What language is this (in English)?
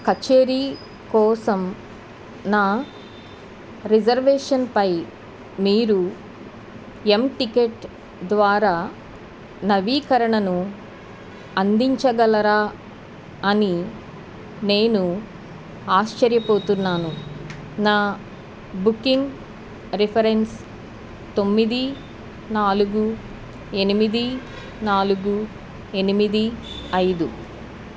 Telugu